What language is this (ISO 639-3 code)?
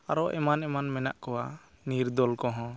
sat